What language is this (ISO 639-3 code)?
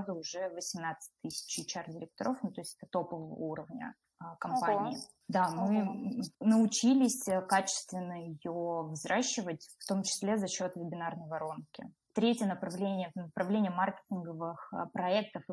rus